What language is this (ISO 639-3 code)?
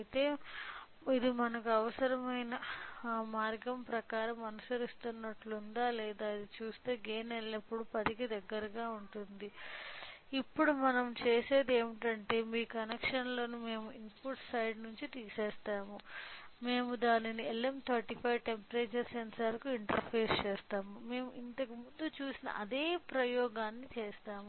tel